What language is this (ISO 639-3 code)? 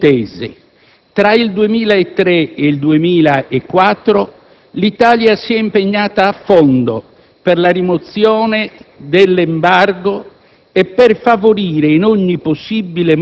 ita